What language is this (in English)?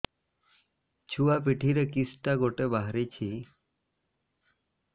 Odia